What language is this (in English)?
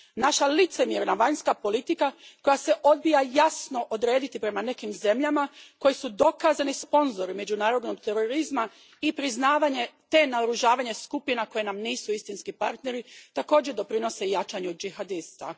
Croatian